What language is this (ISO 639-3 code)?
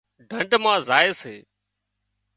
kxp